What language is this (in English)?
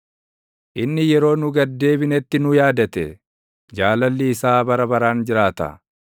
Oromo